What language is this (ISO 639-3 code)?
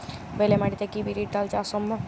ben